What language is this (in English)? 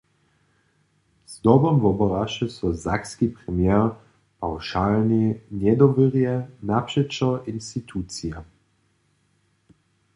Upper Sorbian